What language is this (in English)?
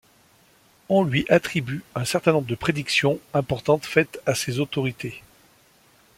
French